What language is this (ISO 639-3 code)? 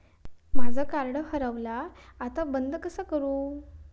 mar